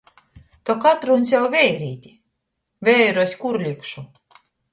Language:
Latgalian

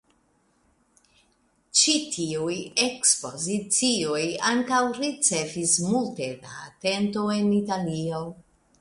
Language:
Esperanto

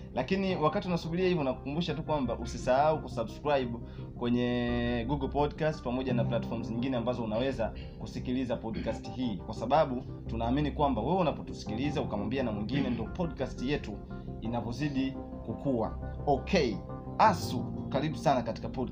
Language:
Swahili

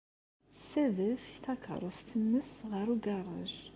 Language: Kabyle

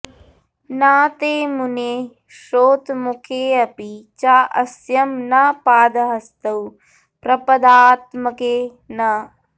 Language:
Sanskrit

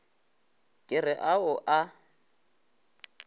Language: Northern Sotho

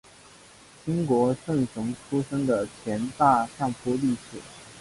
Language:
Chinese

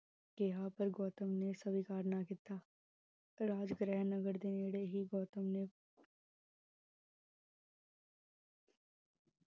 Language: Punjabi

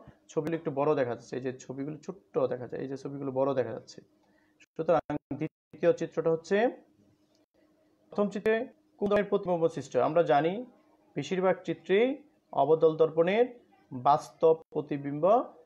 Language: Hindi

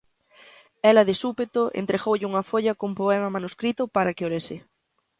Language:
Galician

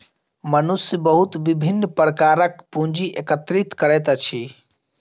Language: Maithili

